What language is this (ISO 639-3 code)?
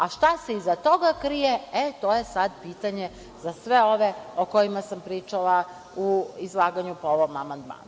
srp